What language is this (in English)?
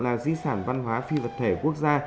Vietnamese